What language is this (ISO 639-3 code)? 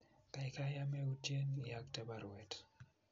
kln